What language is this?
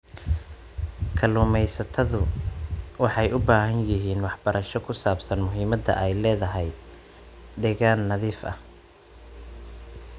Somali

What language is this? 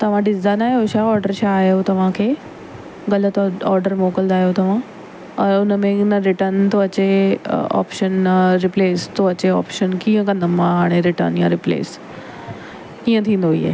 Sindhi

